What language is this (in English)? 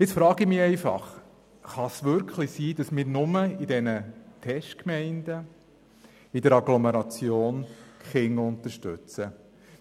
Swiss German